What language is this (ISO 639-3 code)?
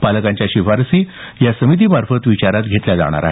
mar